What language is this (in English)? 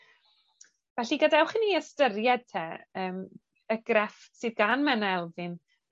Welsh